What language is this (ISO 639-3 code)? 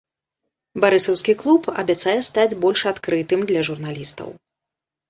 bel